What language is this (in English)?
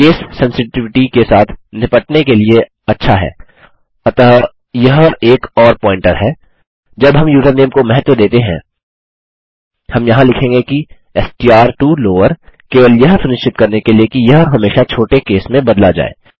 Hindi